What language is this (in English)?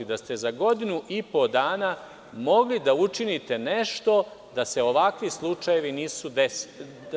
Serbian